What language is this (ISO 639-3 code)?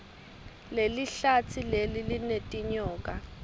ssw